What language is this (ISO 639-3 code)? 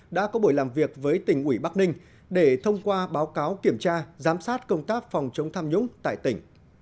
vie